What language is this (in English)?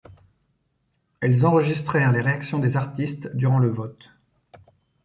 French